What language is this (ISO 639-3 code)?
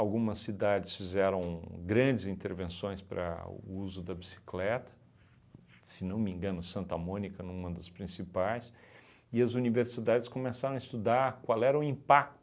por